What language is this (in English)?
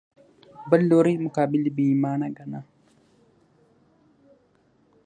Pashto